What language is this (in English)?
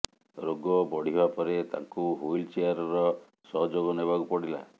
Odia